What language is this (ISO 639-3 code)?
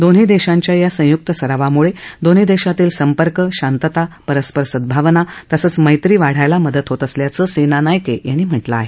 mar